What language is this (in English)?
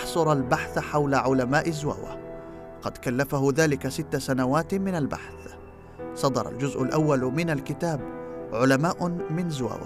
Arabic